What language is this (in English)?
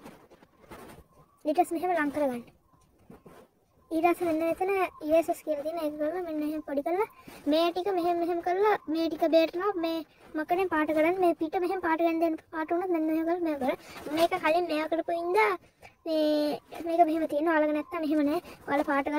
Turkish